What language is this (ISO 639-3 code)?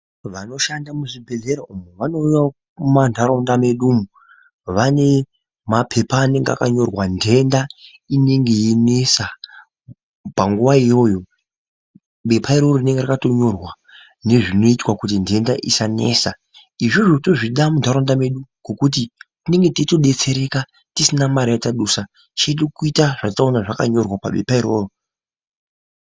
ndc